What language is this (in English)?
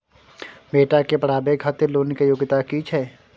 Maithili